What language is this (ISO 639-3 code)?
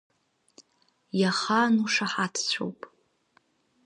abk